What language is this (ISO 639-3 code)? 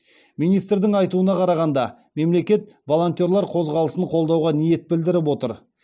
kaz